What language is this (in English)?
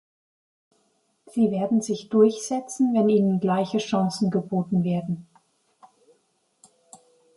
German